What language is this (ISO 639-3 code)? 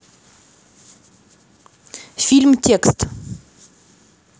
rus